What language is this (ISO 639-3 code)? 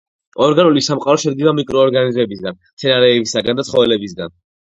kat